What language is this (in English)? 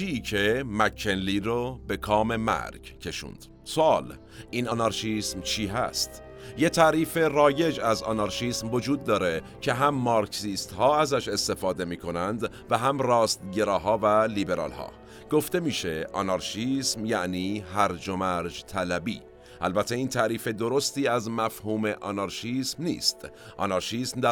Persian